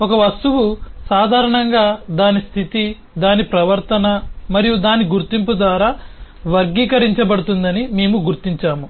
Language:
Telugu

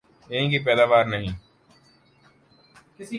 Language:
Urdu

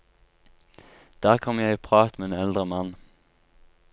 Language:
Norwegian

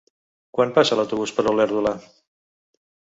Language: Catalan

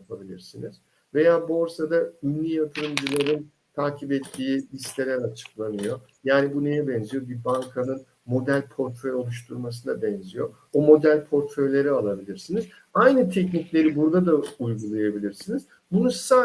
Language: Turkish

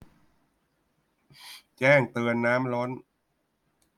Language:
Thai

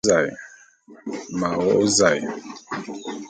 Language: Bulu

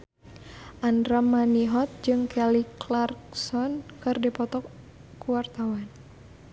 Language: Sundanese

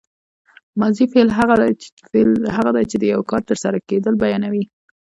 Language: Pashto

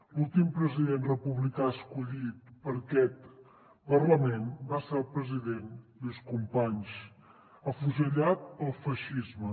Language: Catalan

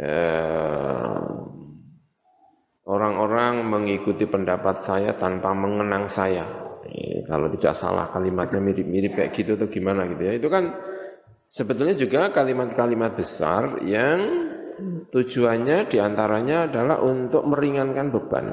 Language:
Indonesian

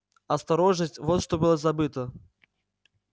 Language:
Russian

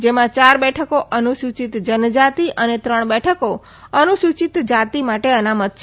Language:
Gujarati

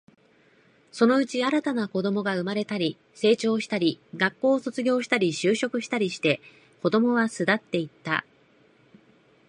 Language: Japanese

